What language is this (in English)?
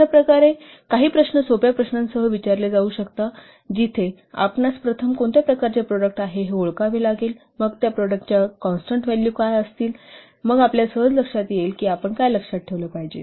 Marathi